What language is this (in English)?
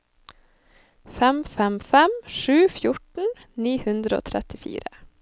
Norwegian